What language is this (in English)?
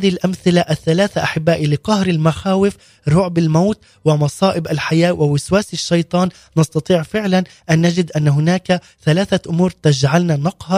Arabic